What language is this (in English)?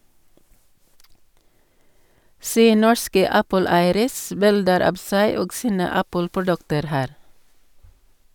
Norwegian